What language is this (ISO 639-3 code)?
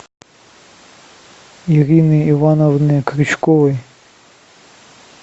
rus